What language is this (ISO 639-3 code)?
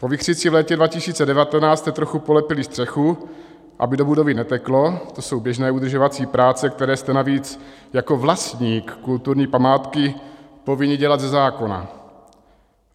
ces